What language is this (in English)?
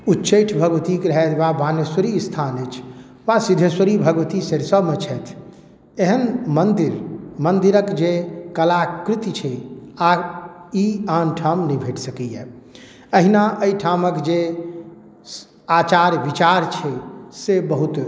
Maithili